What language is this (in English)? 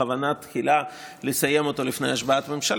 Hebrew